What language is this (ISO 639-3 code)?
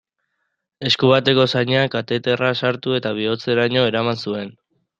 eus